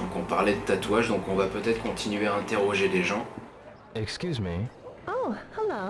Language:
French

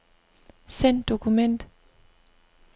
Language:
Danish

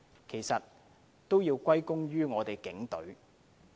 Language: Cantonese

